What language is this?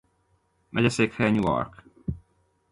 Hungarian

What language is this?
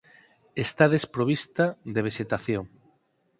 Galician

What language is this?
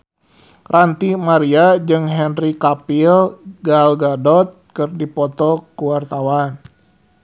Sundanese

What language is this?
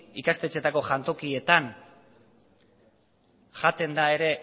Basque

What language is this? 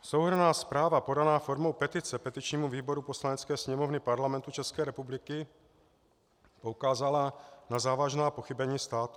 Czech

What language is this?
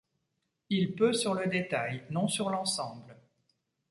French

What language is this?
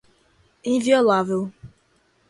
Portuguese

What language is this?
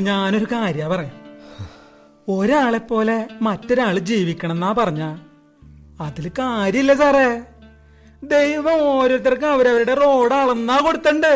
Malayalam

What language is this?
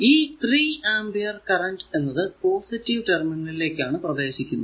Malayalam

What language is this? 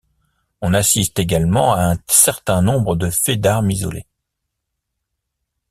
French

